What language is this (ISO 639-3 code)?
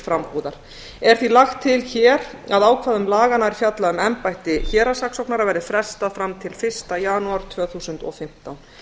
isl